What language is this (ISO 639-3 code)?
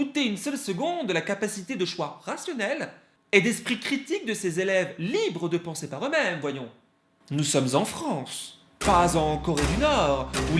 fra